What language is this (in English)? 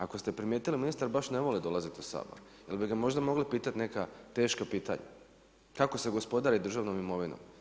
Croatian